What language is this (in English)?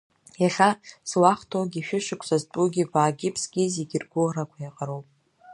Abkhazian